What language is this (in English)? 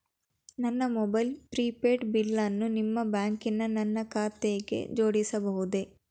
Kannada